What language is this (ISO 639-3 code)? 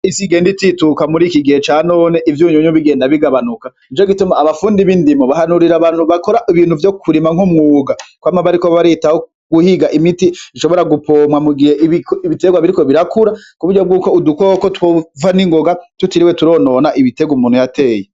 run